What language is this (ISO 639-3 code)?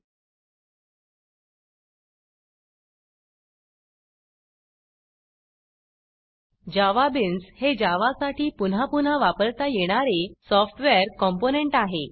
mar